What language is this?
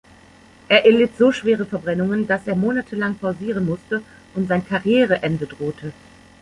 German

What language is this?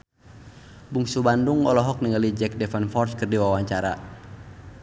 Sundanese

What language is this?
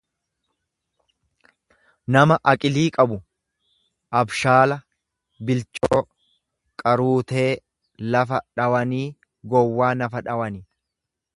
Oromo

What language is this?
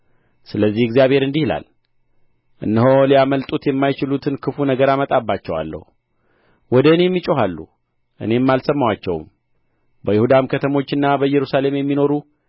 Amharic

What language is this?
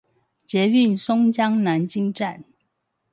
Chinese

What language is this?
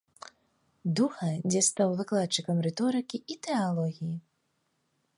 Belarusian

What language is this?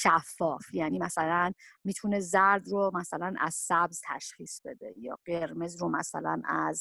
Persian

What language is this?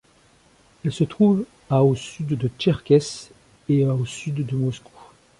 French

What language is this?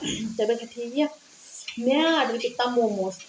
Dogri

